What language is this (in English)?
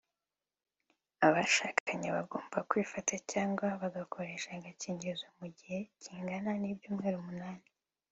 Kinyarwanda